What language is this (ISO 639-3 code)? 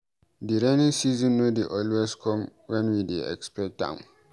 pcm